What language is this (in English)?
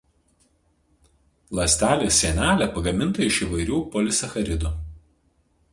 Lithuanian